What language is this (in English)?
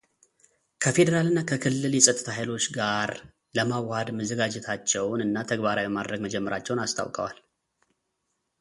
Amharic